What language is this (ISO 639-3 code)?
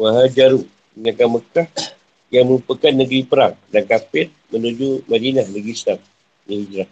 msa